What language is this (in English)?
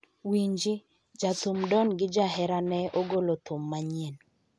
Luo (Kenya and Tanzania)